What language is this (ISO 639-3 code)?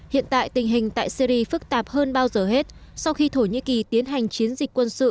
vie